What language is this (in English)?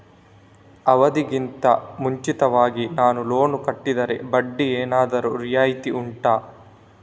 Kannada